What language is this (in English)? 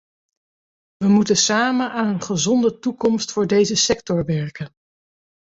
Dutch